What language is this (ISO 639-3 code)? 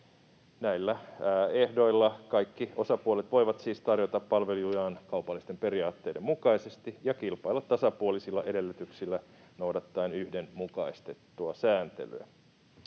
fin